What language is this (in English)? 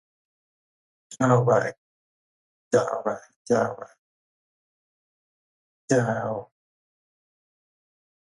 Vietnamese